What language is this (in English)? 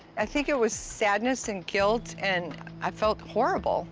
English